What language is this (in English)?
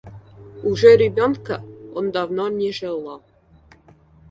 Russian